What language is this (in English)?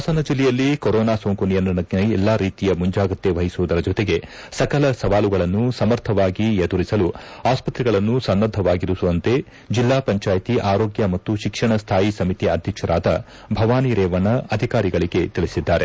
Kannada